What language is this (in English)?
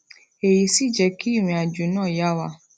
Yoruba